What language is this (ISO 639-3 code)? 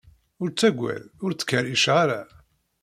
kab